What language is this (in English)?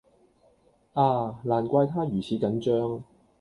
Cantonese